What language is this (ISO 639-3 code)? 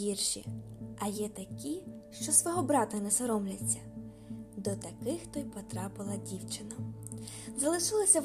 ukr